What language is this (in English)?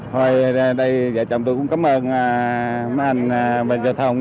Vietnamese